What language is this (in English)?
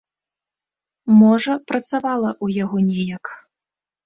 Belarusian